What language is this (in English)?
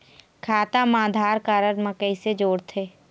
Chhattisgarhi